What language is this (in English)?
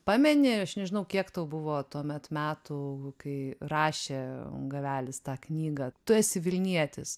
Lithuanian